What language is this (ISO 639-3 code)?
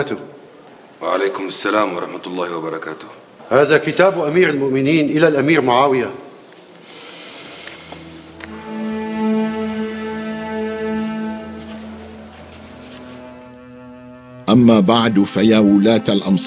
ara